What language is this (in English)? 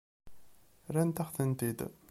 Kabyle